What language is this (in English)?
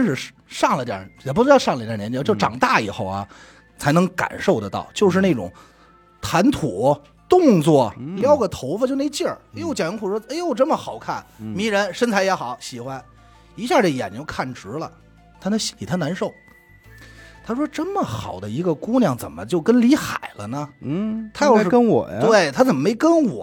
Chinese